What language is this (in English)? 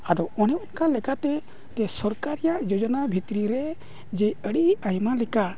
Santali